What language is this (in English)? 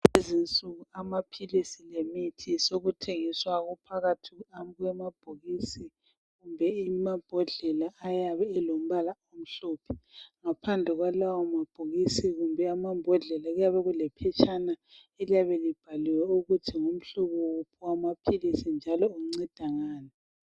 North Ndebele